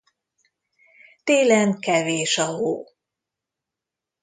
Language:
Hungarian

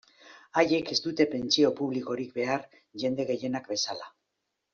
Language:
Basque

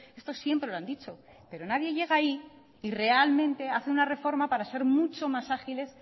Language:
Spanish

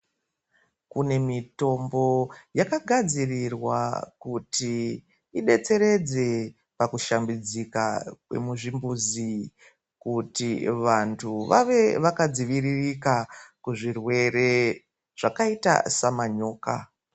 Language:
Ndau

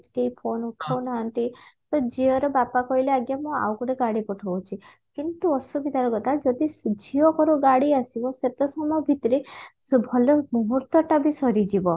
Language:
Odia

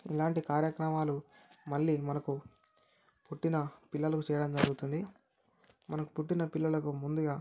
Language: Telugu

